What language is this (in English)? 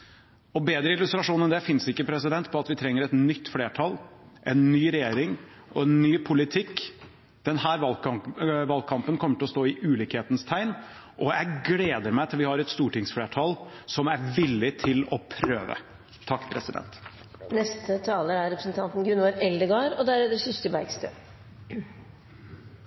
Norwegian